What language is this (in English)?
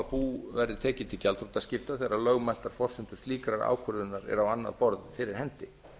Icelandic